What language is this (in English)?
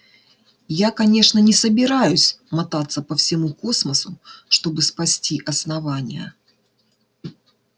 Russian